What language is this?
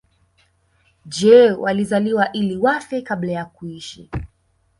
Swahili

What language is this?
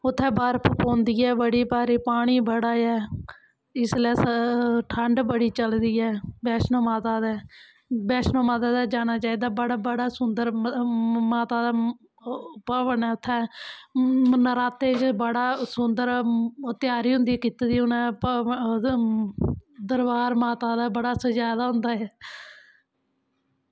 Dogri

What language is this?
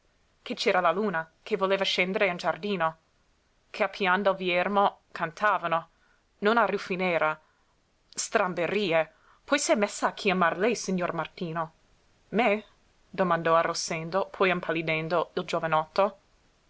Italian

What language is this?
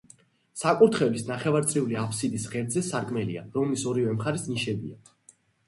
Georgian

